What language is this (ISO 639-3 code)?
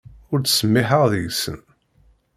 kab